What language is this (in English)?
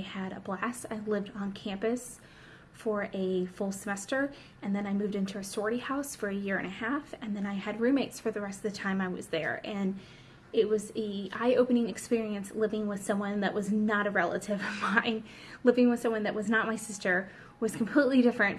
English